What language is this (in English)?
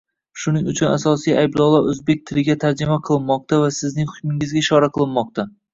Uzbek